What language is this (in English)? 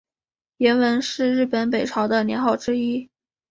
Chinese